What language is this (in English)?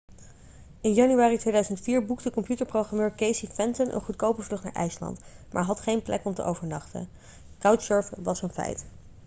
Dutch